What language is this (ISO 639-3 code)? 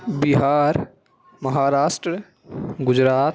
urd